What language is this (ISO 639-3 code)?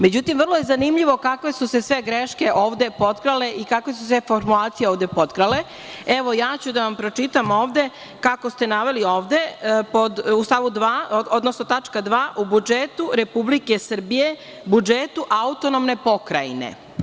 srp